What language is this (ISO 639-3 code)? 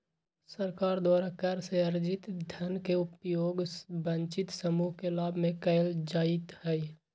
mag